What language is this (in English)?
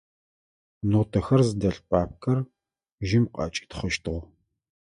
Adyghe